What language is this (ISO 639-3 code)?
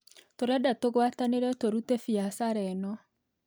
kik